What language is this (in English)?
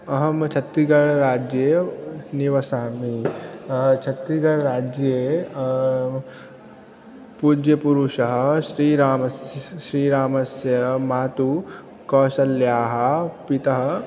Sanskrit